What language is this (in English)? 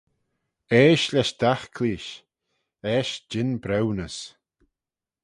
Manx